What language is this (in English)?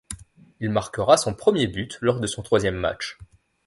French